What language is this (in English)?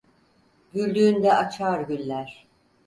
Turkish